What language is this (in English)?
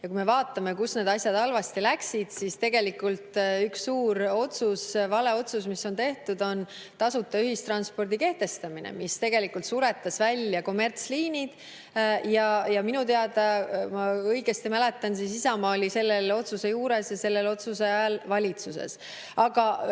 Estonian